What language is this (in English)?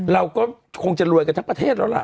Thai